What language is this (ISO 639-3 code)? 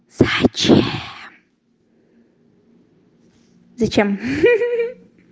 rus